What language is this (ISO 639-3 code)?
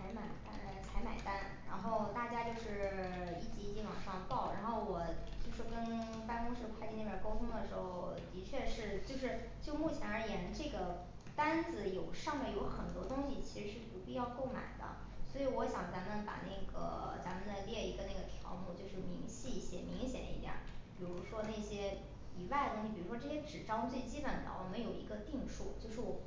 zho